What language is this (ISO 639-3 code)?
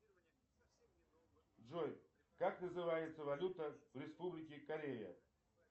rus